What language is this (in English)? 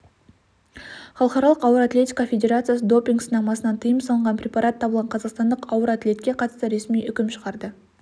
Kazakh